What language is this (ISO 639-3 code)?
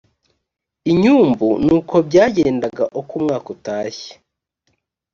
kin